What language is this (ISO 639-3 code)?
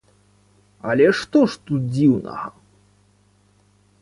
bel